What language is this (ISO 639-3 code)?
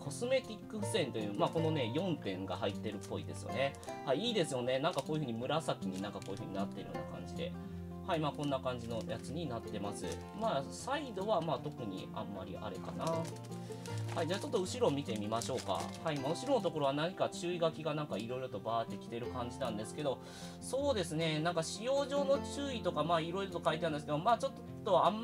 jpn